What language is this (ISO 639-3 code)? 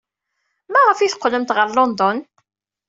kab